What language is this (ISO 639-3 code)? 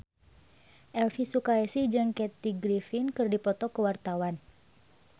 sun